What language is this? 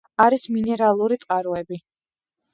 Georgian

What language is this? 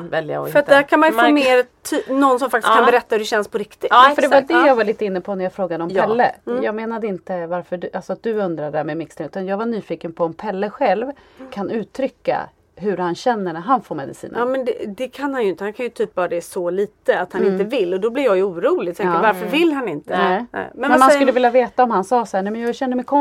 Swedish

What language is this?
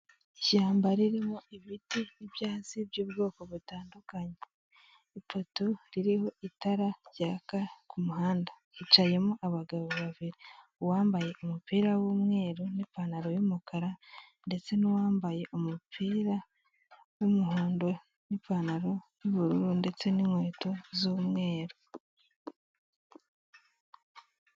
Kinyarwanda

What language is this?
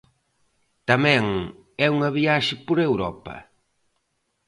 Galician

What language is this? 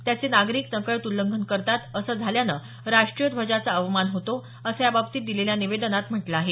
Marathi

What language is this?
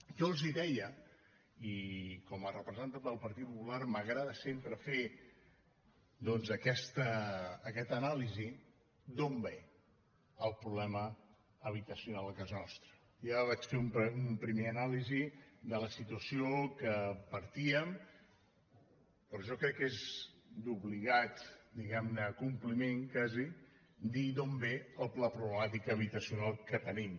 Catalan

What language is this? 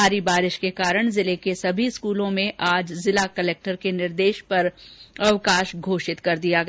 Hindi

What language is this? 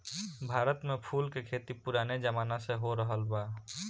Bhojpuri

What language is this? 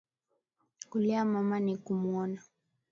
Swahili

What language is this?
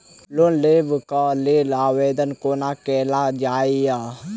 Maithili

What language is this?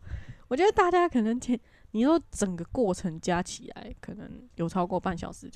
Chinese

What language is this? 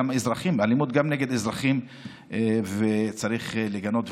Hebrew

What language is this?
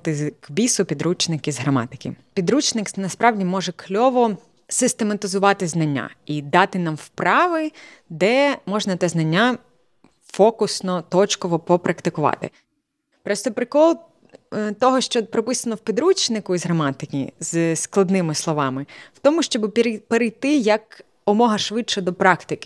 Ukrainian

